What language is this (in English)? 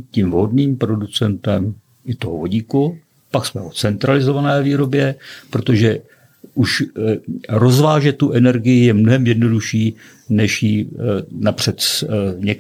Czech